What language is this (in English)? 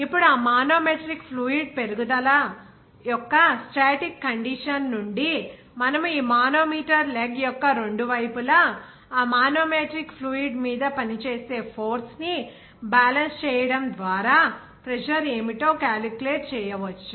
Telugu